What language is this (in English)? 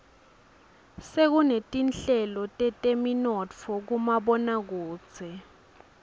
Swati